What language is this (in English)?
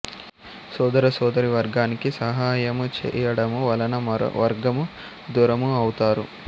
Telugu